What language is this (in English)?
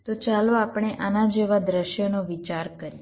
Gujarati